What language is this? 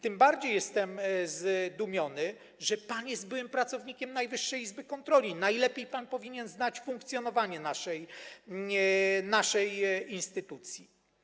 Polish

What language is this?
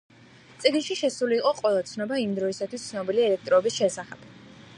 Georgian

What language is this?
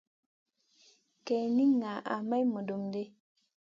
Masana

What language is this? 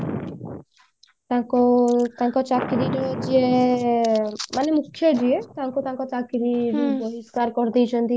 Odia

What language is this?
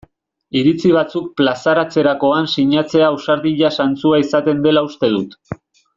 Basque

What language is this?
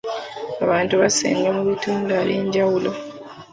Ganda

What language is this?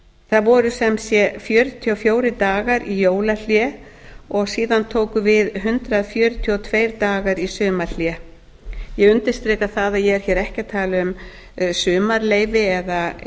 Icelandic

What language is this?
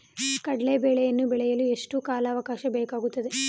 Kannada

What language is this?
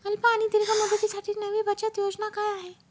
Marathi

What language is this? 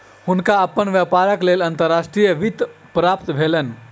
Maithili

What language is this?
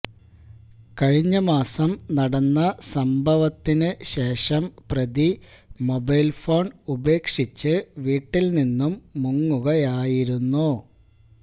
Malayalam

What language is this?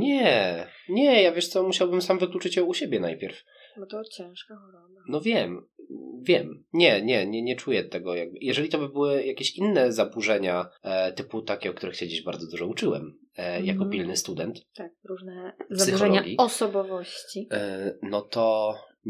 Polish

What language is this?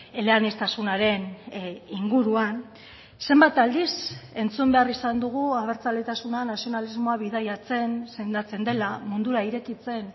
Basque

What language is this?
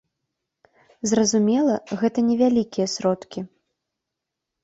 Belarusian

